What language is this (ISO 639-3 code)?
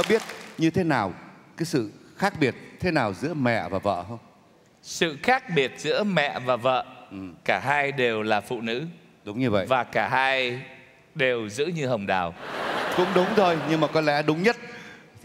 vie